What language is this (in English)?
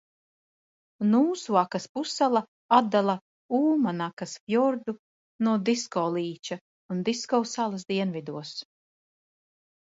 Latvian